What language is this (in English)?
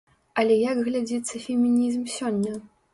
Belarusian